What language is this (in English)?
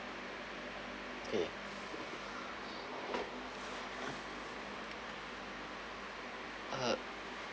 English